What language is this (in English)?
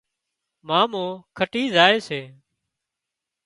Wadiyara Koli